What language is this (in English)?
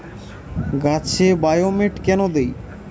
Bangla